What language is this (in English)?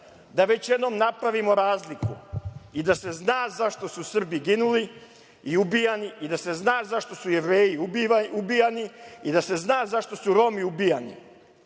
Serbian